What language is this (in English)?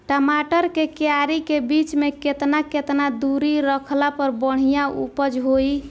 Bhojpuri